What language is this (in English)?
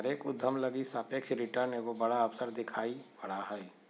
Magahi